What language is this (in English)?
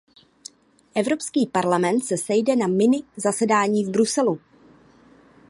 Czech